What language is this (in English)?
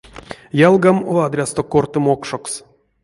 Erzya